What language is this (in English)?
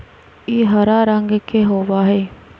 Magahi